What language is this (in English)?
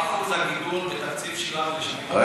Hebrew